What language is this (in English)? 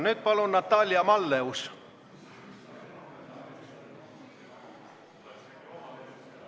Estonian